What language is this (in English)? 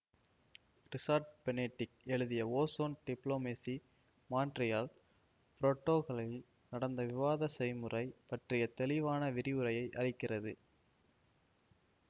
Tamil